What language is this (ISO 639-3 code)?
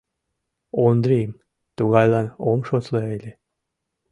chm